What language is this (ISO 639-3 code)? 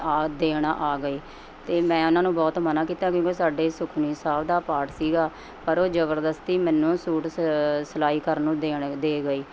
pan